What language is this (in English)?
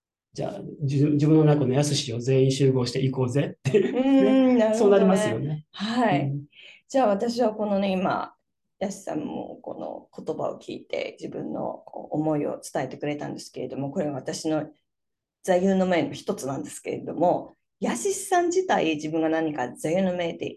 Japanese